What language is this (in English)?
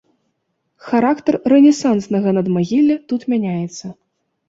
Belarusian